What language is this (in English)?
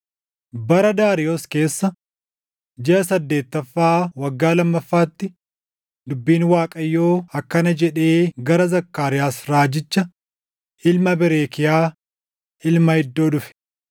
Oromo